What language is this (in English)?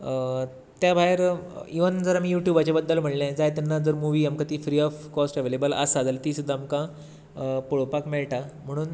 Konkani